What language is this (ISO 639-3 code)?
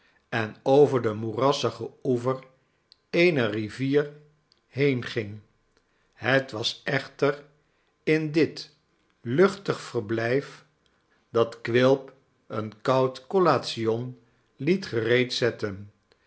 nld